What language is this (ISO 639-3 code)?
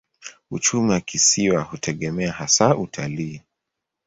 swa